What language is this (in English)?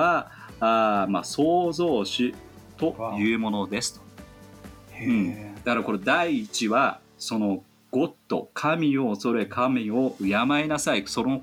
Japanese